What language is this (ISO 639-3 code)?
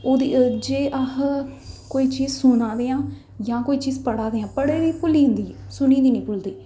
doi